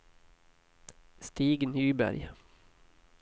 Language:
Swedish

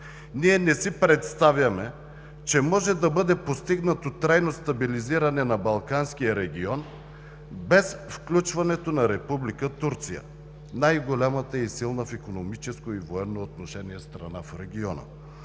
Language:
Bulgarian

